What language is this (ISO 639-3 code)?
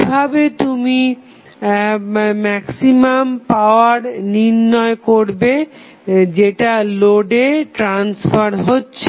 ben